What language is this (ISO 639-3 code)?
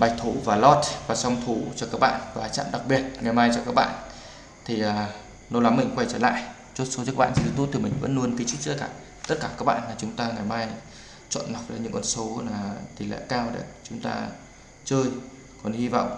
vie